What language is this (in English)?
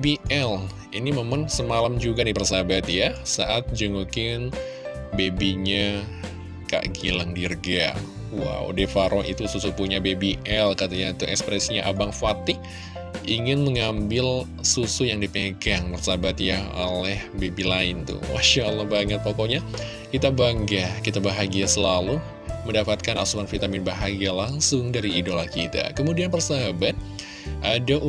Indonesian